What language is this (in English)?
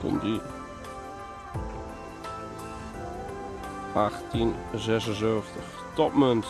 Dutch